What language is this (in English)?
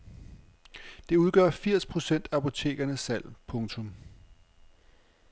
Danish